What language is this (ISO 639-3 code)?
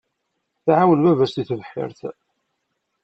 kab